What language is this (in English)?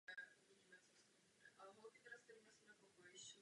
Czech